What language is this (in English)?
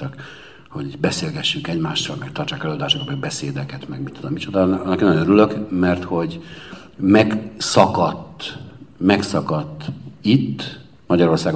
Hungarian